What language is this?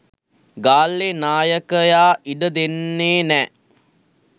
Sinhala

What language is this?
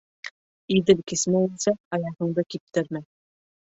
Bashkir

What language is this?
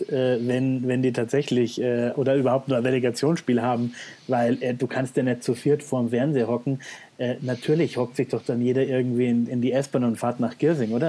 German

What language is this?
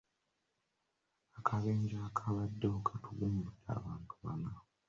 Ganda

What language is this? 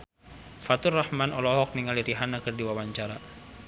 Sundanese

